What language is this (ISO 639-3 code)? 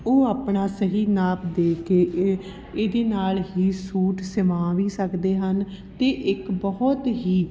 pan